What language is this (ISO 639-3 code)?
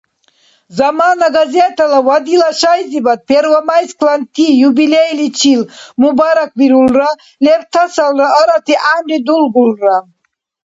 dar